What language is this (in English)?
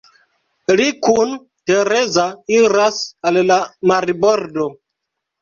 Esperanto